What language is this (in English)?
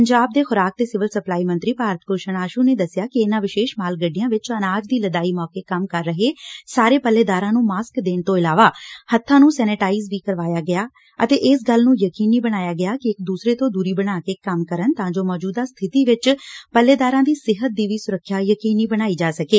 Punjabi